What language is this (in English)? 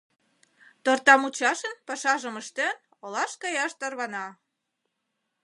Mari